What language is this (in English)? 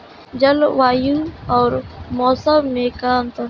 Bhojpuri